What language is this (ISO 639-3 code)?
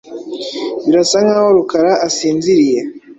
kin